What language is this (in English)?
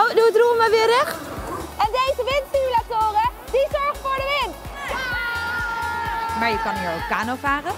Dutch